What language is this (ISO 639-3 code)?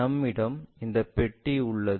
tam